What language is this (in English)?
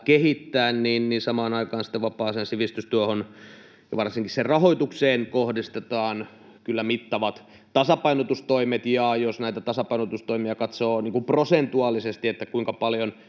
Finnish